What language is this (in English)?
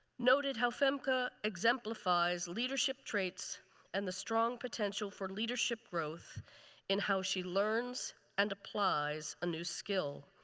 English